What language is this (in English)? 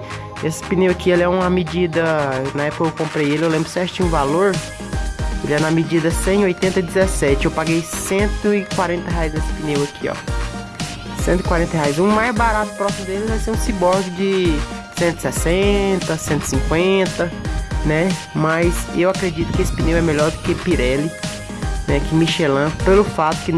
Portuguese